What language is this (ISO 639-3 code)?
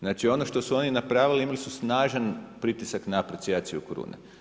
hrv